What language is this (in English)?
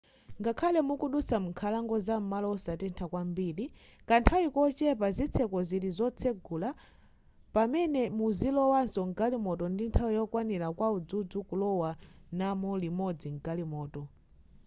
Nyanja